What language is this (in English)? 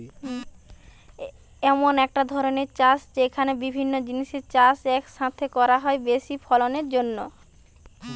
Bangla